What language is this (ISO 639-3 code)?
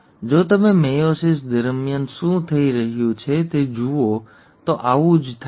guj